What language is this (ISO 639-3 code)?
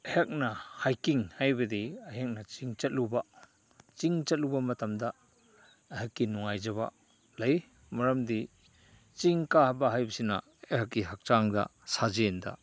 mni